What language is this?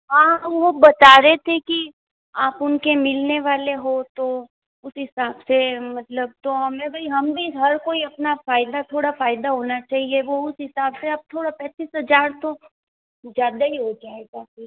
Hindi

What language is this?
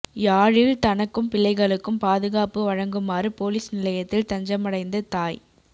Tamil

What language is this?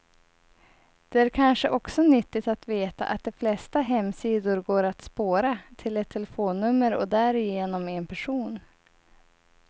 Swedish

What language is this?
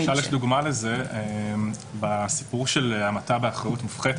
Hebrew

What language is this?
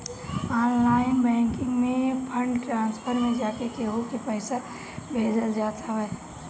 Bhojpuri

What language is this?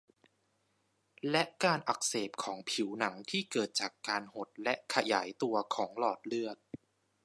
Thai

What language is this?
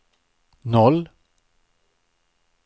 Swedish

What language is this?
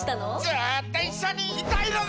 Japanese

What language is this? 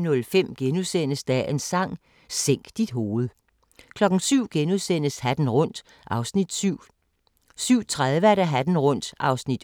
Danish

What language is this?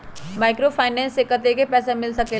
Magahi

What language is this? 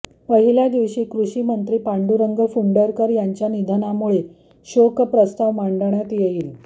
Marathi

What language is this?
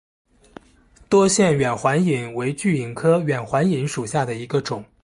Chinese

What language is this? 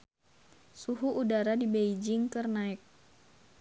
Sundanese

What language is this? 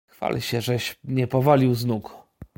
Polish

